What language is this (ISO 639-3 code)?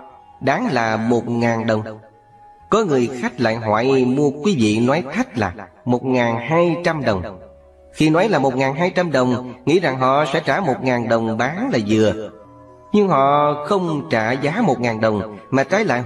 vie